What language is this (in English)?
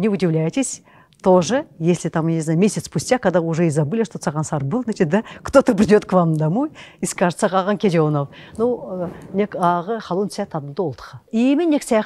Russian